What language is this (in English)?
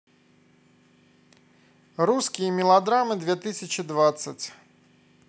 Russian